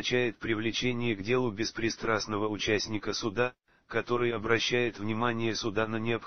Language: Russian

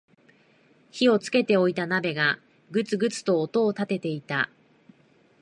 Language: Japanese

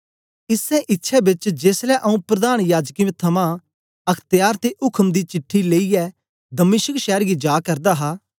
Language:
Dogri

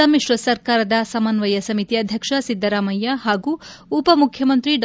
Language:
Kannada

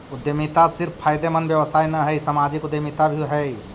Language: Magahi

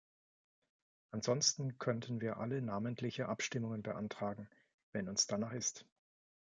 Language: German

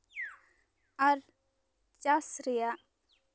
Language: Santali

